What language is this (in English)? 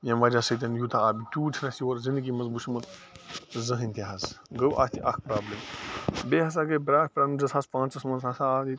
Kashmiri